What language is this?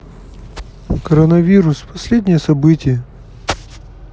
Russian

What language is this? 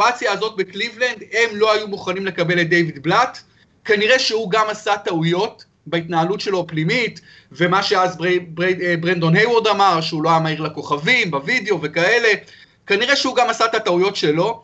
Hebrew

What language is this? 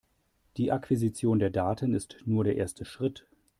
German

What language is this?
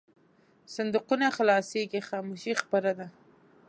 Pashto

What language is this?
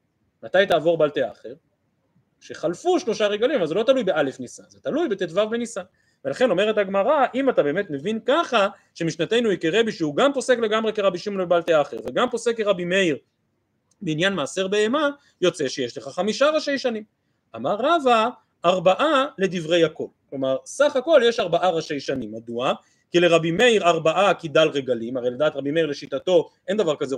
Hebrew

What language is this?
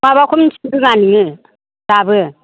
Bodo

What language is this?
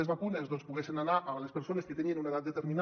Catalan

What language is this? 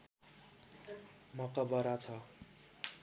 Nepali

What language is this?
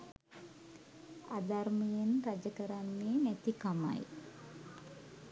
Sinhala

